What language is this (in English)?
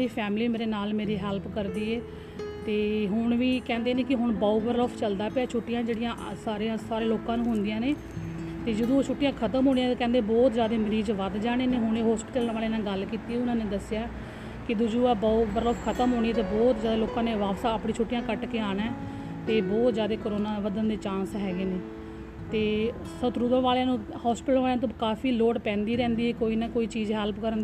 Punjabi